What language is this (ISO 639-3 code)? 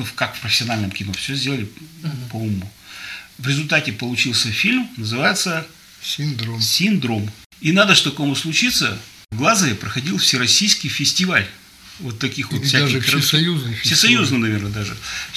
rus